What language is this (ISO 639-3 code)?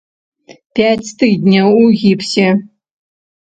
bel